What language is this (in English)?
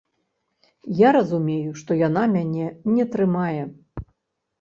Belarusian